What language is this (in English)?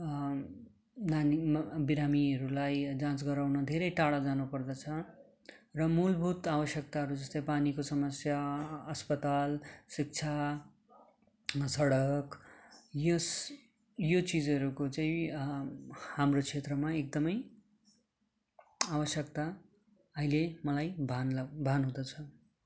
Nepali